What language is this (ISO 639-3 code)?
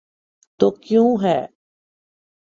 urd